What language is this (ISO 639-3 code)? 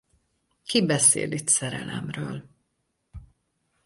hun